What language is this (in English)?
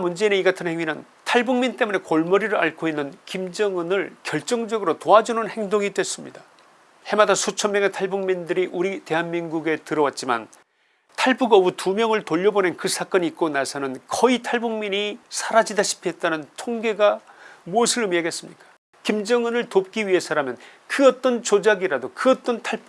Korean